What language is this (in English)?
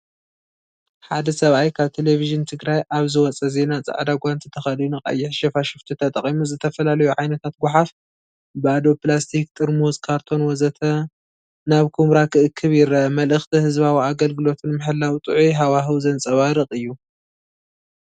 Tigrinya